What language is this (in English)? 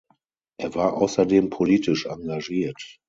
German